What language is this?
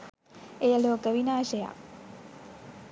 Sinhala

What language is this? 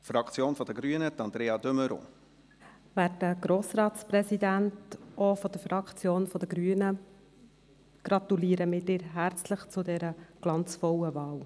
Swiss German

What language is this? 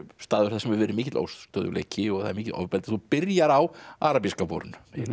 Icelandic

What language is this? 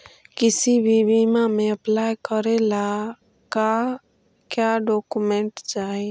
Magahi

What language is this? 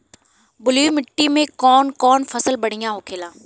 Bhojpuri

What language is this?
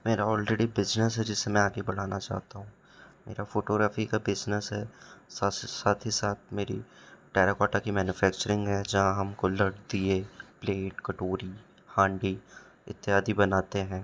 Hindi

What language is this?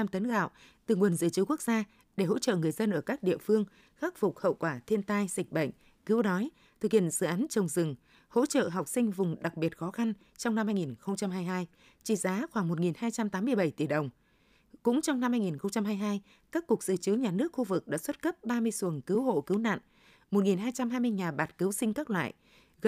Vietnamese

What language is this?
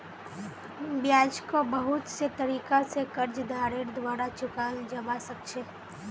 Magahi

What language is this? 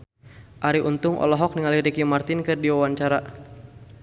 Sundanese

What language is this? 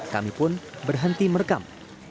Indonesian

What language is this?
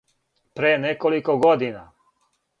Serbian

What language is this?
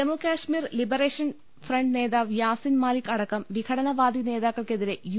Malayalam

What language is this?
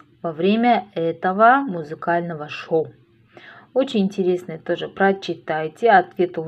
Russian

